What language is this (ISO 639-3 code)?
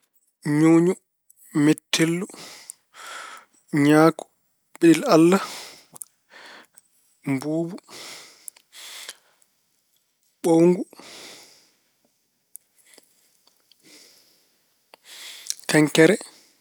ful